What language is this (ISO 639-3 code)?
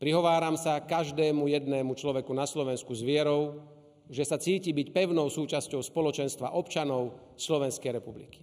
slk